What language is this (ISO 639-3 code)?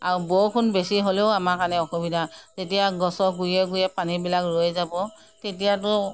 asm